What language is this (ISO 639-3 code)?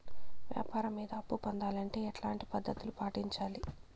tel